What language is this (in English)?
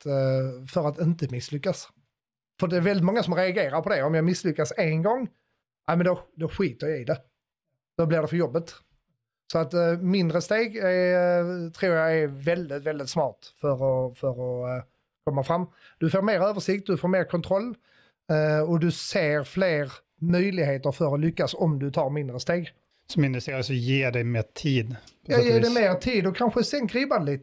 Swedish